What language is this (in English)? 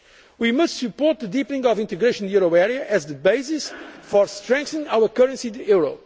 English